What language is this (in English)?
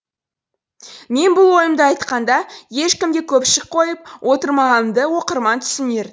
Kazakh